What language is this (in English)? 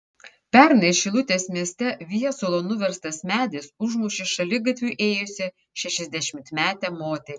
Lithuanian